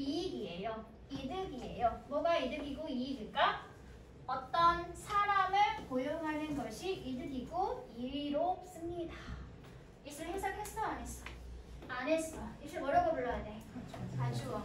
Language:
Korean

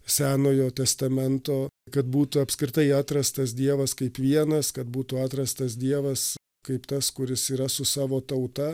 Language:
Lithuanian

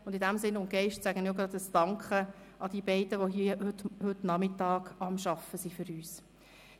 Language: Swiss German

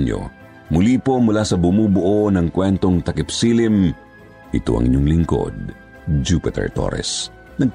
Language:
Filipino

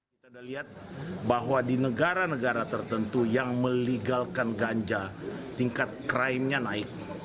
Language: Indonesian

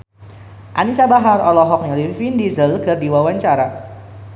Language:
Sundanese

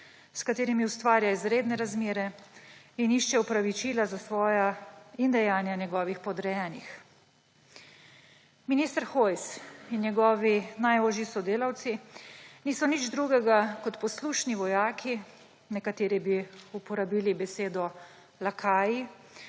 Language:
Slovenian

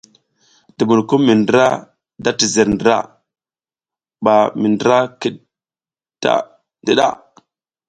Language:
South Giziga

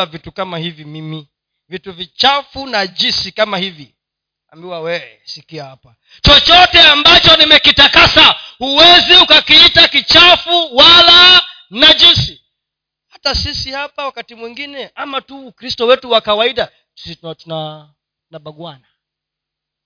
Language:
Swahili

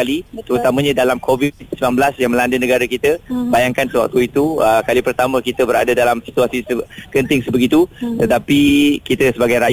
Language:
Malay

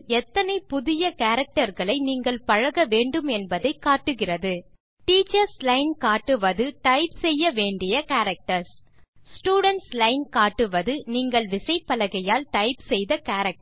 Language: Tamil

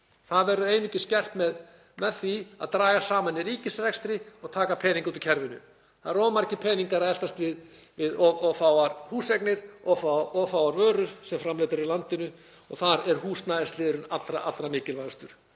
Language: Icelandic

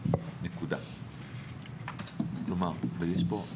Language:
Hebrew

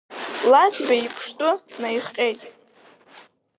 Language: Abkhazian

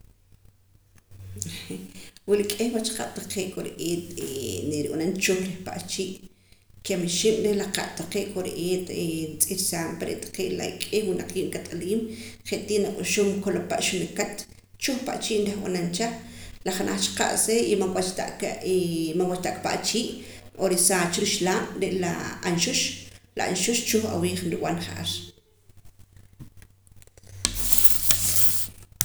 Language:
Poqomam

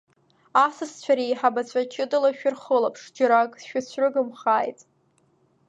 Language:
Abkhazian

